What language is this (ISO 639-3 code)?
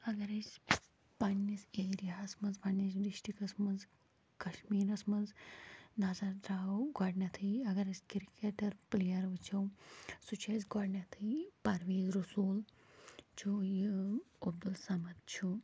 kas